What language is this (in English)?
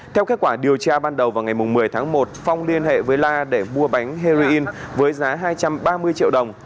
Vietnamese